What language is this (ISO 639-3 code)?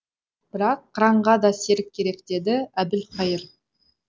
kaz